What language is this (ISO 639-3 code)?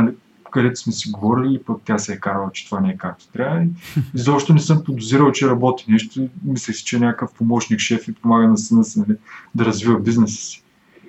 bul